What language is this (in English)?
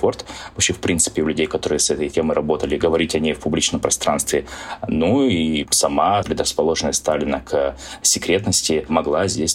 Russian